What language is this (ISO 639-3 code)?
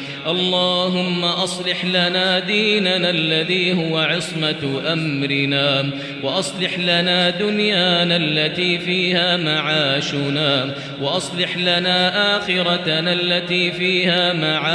ara